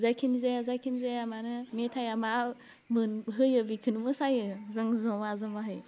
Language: Bodo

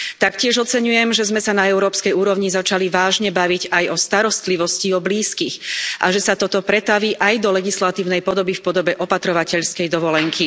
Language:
Slovak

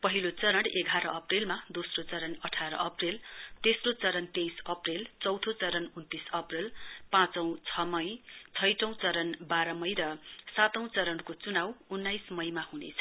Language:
Nepali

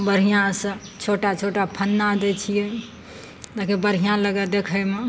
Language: Maithili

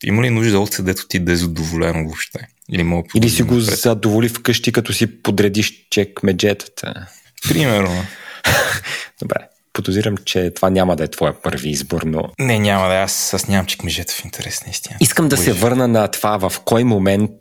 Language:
Bulgarian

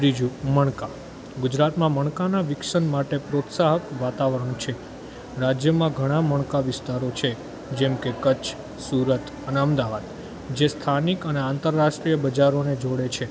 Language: Gujarati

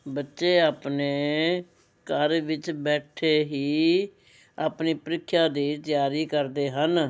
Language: Punjabi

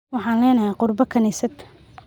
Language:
Somali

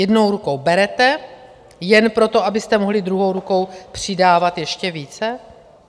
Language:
Czech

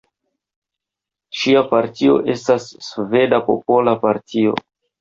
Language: Esperanto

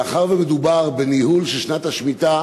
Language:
Hebrew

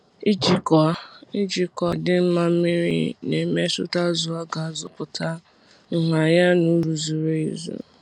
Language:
Igbo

